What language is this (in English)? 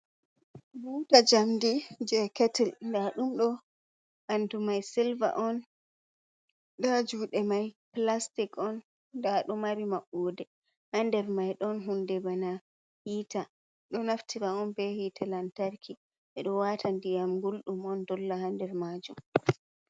Fula